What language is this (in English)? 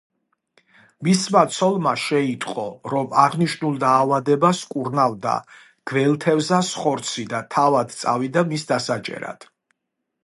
Georgian